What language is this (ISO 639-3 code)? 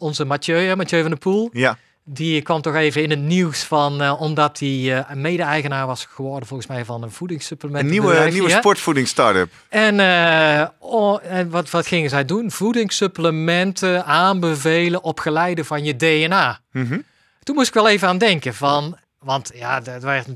nld